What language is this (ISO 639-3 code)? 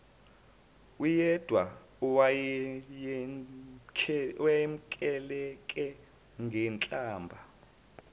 zul